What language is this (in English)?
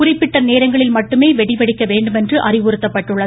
Tamil